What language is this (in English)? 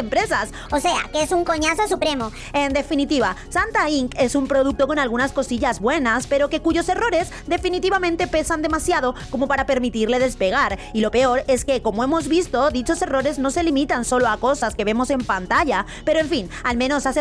Spanish